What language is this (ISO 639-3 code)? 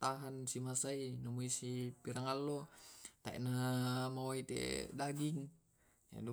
rob